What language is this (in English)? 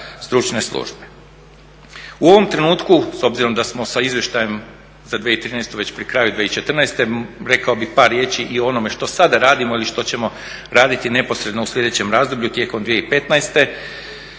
Croatian